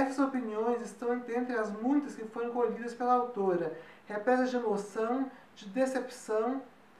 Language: Portuguese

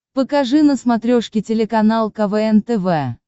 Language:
Russian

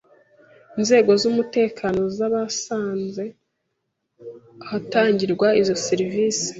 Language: Kinyarwanda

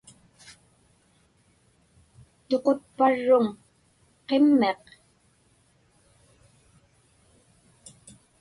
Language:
Inupiaq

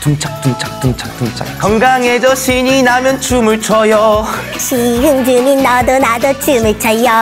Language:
Korean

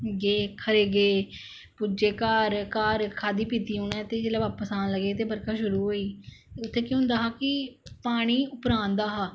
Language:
Dogri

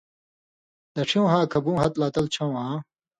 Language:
Indus Kohistani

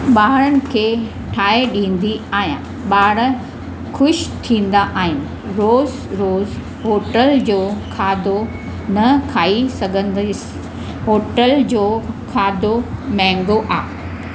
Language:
Sindhi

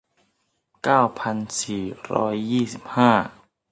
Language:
Thai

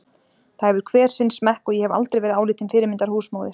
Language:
Icelandic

